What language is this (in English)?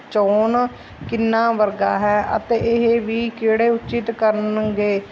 Punjabi